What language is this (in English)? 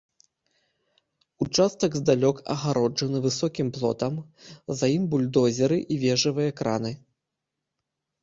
Belarusian